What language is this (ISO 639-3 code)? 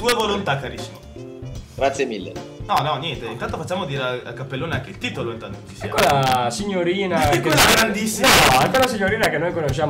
ita